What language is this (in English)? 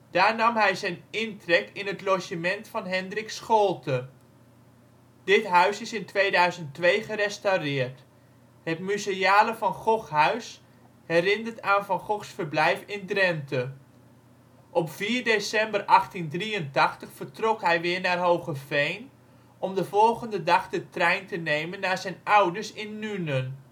Dutch